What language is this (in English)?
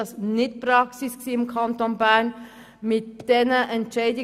Swiss German